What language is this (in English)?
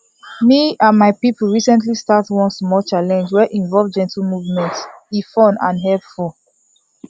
Nigerian Pidgin